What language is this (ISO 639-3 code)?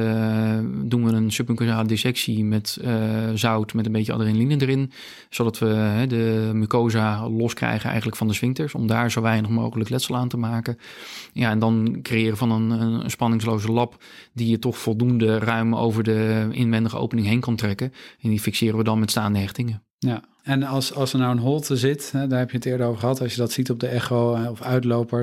nld